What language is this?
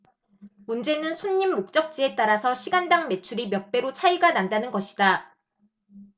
Korean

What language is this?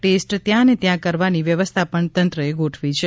Gujarati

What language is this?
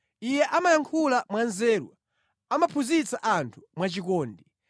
Nyanja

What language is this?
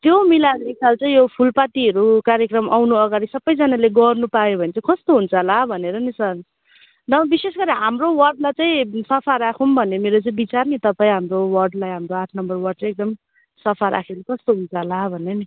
Nepali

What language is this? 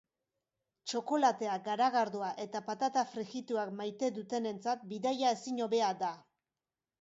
Basque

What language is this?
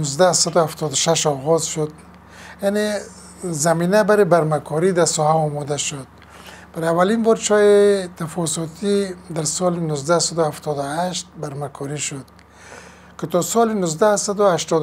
Persian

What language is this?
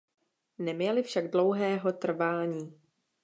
Czech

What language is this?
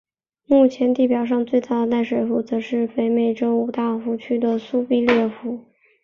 Chinese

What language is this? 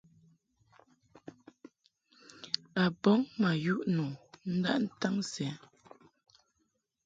Mungaka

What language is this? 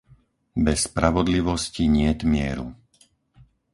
Slovak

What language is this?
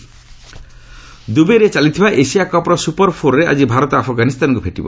Odia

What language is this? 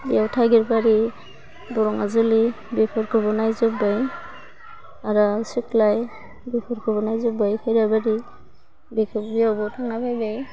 Bodo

